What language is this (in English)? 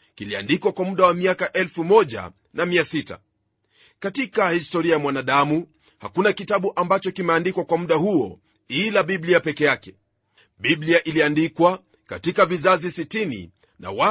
Swahili